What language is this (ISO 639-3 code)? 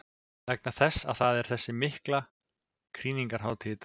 isl